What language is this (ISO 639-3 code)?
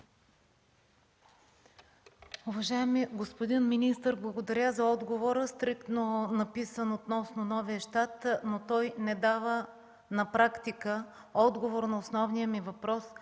bul